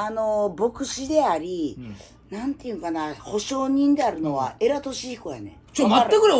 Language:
Japanese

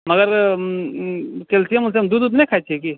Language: Maithili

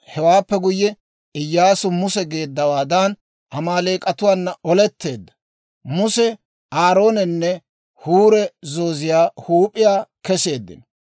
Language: Dawro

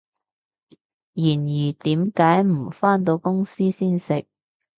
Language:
Cantonese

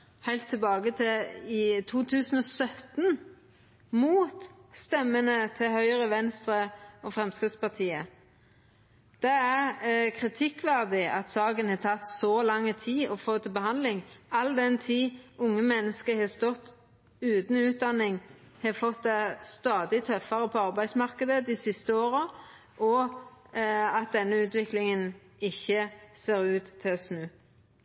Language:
Norwegian Nynorsk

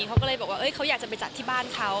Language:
Thai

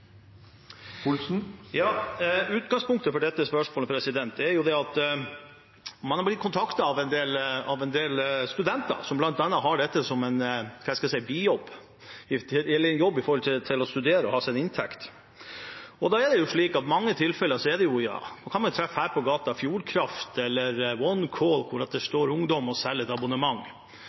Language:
Norwegian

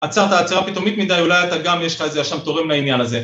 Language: Hebrew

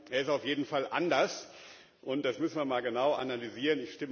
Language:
German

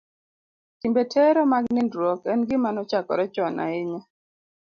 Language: Luo (Kenya and Tanzania)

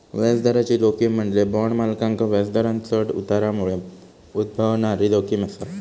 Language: Marathi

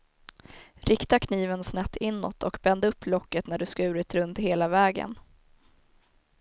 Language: Swedish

